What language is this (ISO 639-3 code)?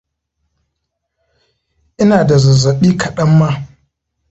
hau